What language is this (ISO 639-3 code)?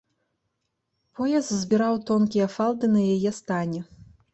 bel